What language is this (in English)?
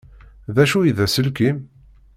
Kabyle